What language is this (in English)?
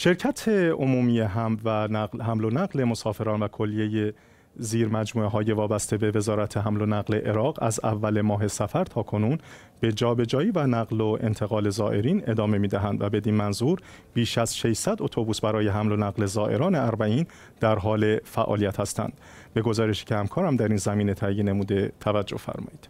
Persian